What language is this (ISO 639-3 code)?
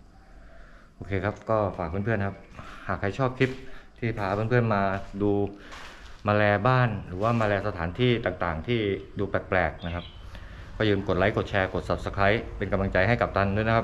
tha